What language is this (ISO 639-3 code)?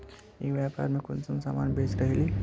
mag